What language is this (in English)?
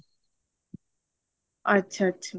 Punjabi